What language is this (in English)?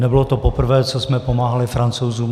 Czech